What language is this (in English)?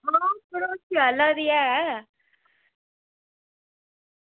Dogri